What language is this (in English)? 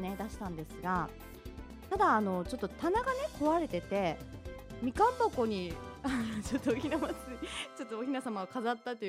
Japanese